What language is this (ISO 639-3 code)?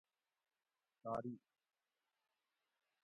gwc